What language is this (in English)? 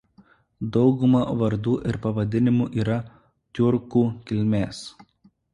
Lithuanian